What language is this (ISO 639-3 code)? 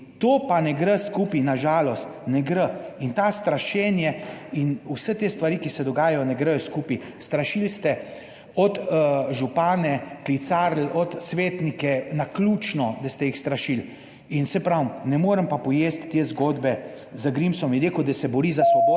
slv